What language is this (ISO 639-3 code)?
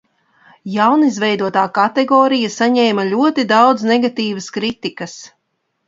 lav